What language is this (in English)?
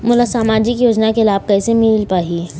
Chhattisgarhi